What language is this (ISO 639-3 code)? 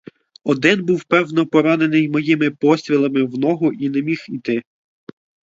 ukr